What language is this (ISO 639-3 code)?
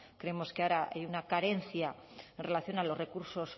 spa